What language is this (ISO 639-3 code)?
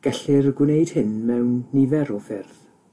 cym